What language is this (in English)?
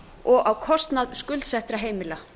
Icelandic